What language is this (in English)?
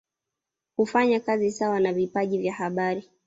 Swahili